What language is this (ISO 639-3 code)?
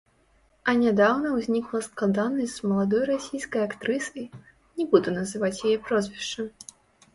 bel